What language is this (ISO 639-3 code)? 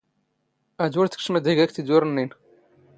zgh